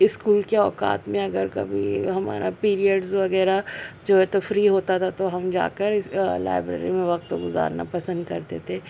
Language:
Urdu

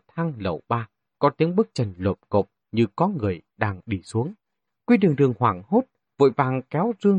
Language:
Vietnamese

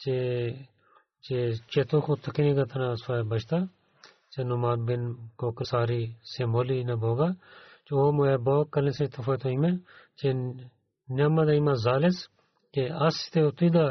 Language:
Bulgarian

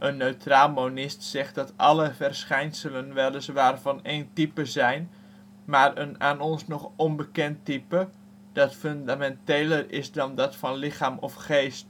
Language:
Dutch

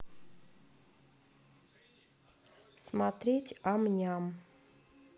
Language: Russian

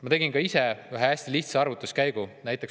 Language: Estonian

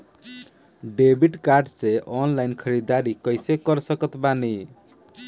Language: Bhojpuri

